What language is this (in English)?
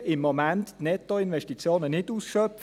Swiss German